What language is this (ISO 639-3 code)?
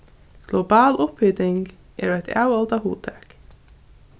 fao